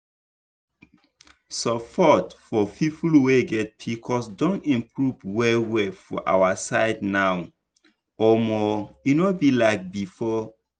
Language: Nigerian Pidgin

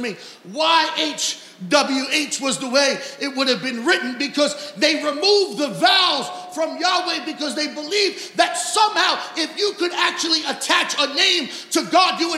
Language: English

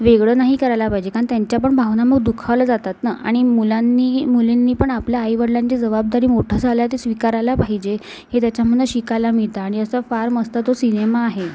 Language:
Marathi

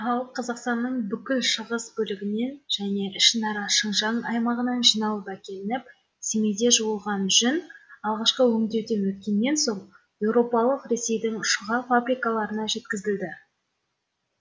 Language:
Kazakh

